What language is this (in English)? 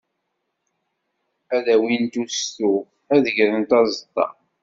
Kabyle